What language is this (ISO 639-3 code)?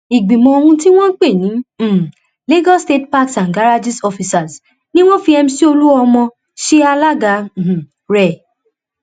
yor